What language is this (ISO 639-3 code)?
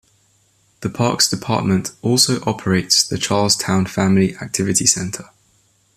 eng